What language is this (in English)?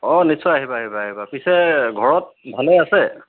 Assamese